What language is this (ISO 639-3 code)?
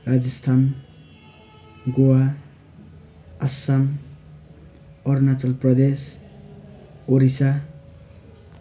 nep